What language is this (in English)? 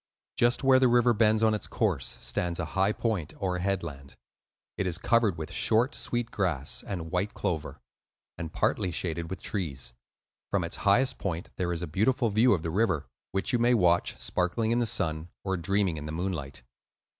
English